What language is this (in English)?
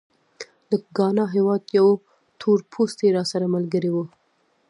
Pashto